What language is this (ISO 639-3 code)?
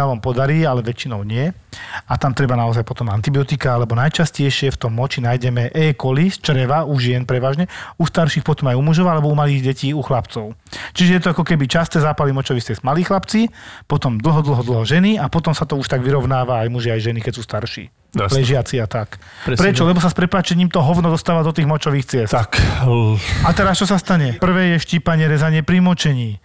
slk